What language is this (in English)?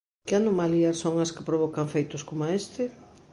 Galician